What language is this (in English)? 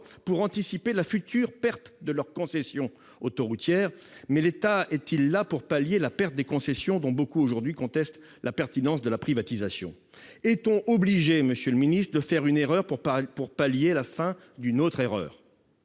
French